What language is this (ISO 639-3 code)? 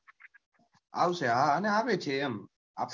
guj